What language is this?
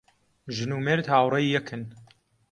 Central Kurdish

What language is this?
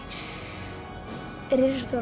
Icelandic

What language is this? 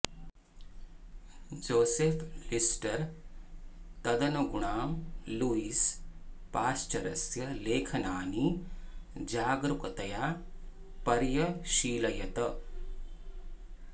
Sanskrit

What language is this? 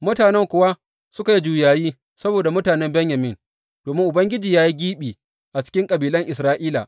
Hausa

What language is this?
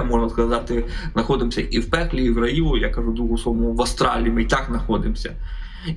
Ukrainian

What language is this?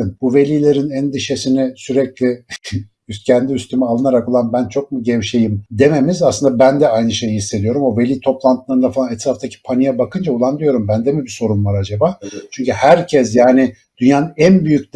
Turkish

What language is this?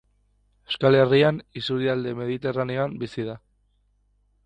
Basque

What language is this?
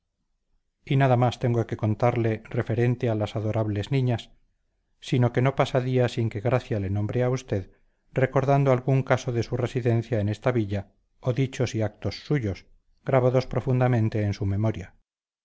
Spanish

